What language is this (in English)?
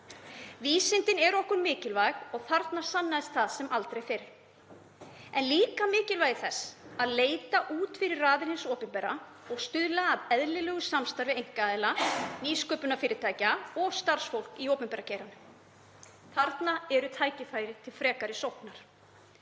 Icelandic